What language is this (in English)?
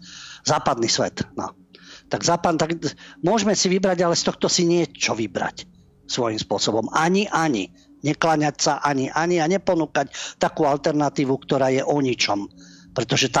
Slovak